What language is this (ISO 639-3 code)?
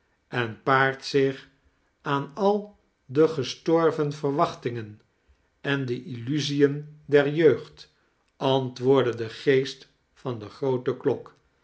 nld